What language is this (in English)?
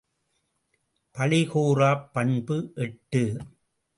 Tamil